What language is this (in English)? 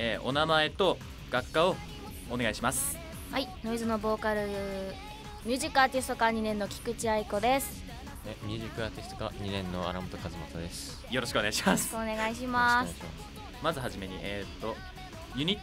Japanese